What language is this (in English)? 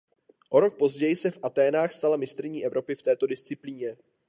Czech